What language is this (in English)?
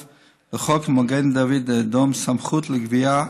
Hebrew